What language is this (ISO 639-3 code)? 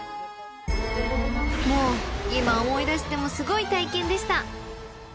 jpn